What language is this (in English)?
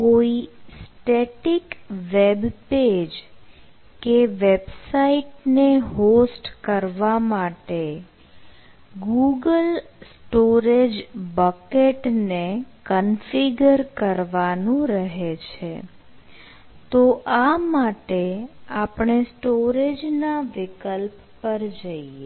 Gujarati